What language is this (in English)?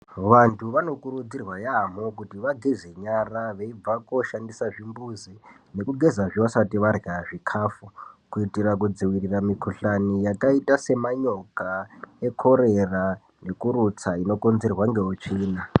Ndau